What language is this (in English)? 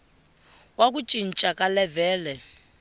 Tsonga